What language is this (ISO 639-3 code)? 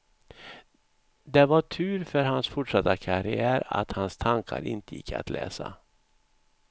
swe